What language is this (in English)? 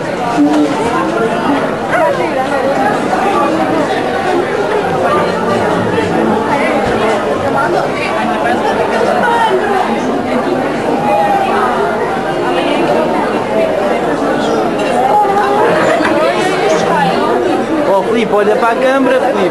Portuguese